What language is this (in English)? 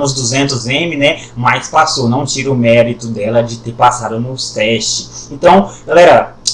Portuguese